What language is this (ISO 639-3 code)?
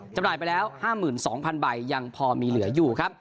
tha